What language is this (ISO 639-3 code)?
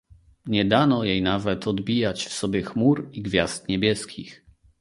pol